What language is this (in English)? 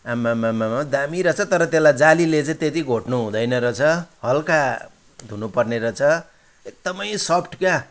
Nepali